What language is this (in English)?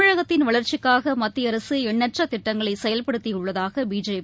Tamil